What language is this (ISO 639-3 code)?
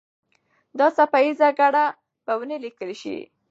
pus